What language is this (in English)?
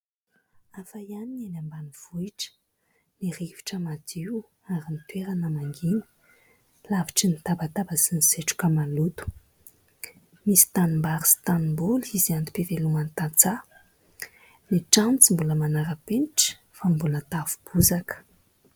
Malagasy